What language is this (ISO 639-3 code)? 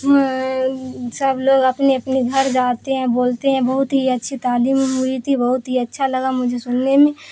urd